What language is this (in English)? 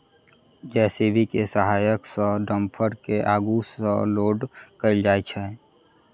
Maithili